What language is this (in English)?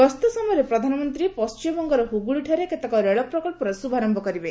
Odia